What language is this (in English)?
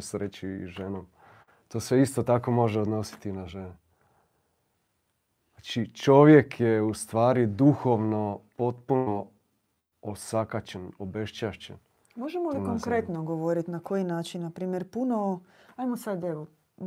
Croatian